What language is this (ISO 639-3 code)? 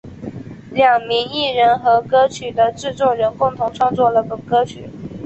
zho